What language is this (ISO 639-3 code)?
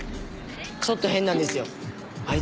jpn